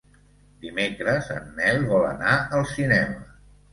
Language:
Catalan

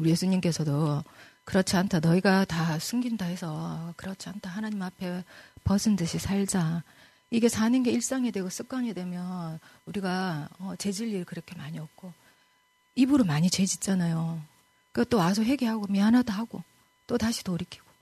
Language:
Korean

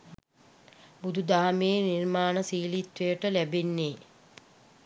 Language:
Sinhala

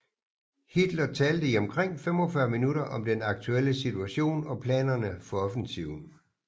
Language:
Danish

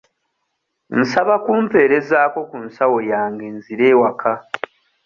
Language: Ganda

